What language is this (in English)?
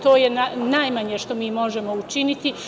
Serbian